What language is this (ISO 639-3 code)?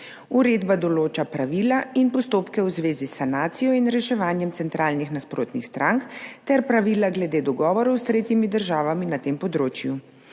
slv